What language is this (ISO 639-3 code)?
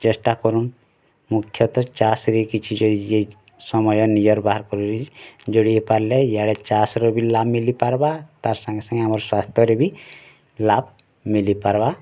ori